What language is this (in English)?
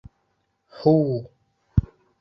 Bashkir